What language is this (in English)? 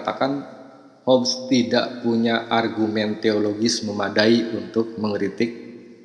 Indonesian